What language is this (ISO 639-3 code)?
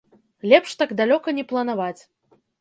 bel